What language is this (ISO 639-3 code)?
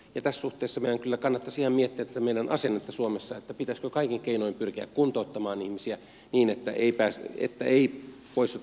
fin